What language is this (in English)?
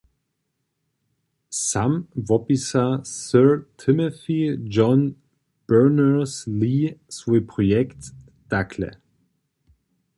Upper Sorbian